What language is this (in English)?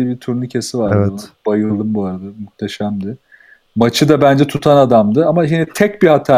Turkish